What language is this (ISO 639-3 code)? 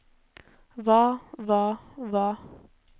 nor